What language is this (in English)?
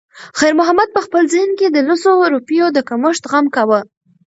Pashto